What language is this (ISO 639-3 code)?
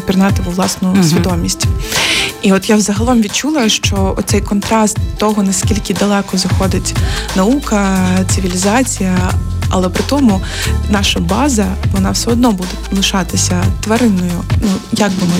ukr